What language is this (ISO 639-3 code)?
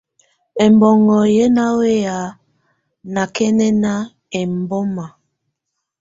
tvu